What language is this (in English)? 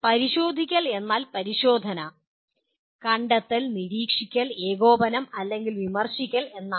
Malayalam